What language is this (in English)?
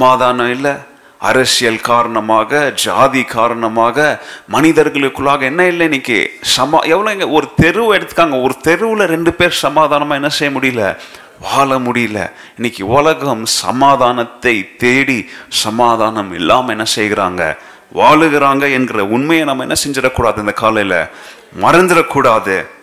Tamil